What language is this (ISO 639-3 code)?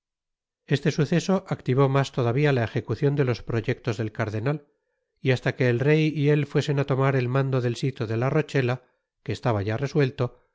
spa